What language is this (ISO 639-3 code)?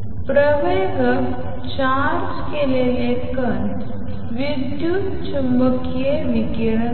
mar